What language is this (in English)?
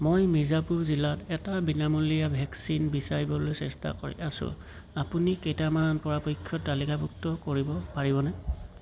Assamese